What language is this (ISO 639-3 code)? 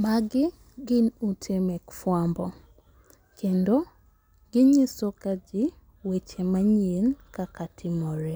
luo